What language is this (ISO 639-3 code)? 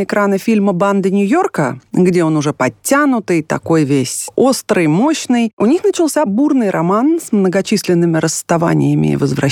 rus